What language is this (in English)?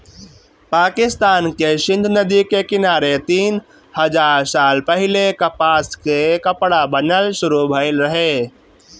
Bhojpuri